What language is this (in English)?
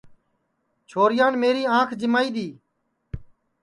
Sansi